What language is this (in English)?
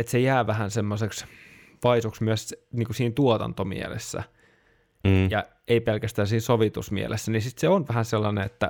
Finnish